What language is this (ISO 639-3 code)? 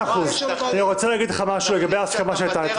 heb